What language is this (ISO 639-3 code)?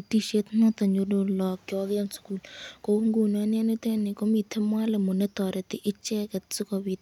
kln